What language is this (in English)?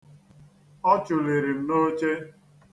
Igbo